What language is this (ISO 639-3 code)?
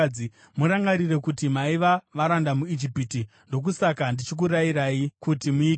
sna